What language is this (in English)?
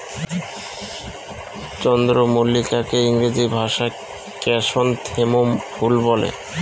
Bangla